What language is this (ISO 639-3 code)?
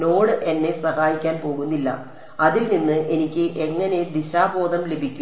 mal